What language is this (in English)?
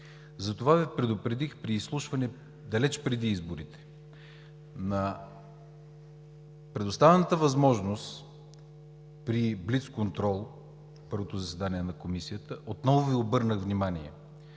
Bulgarian